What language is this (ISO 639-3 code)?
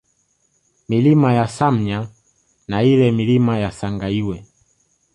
swa